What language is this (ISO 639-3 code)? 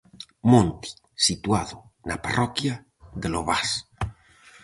glg